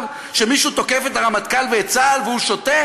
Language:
Hebrew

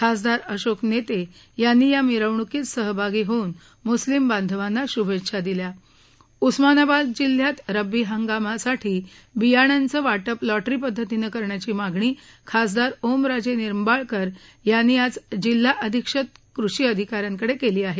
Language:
Marathi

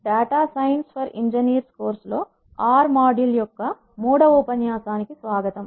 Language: Telugu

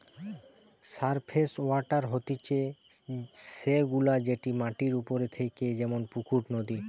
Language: Bangla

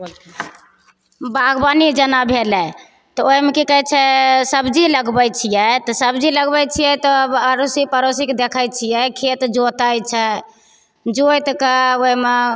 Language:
Maithili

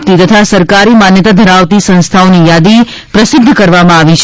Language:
Gujarati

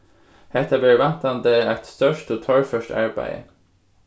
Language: Faroese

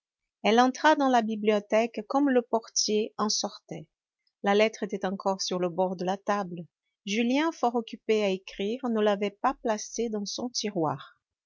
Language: French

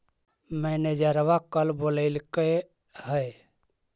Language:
Magahi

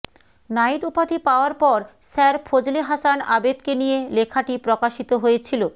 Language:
Bangla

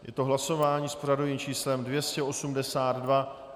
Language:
Czech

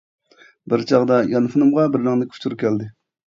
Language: Uyghur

